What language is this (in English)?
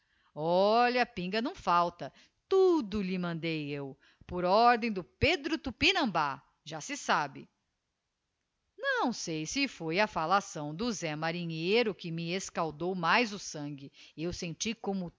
Portuguese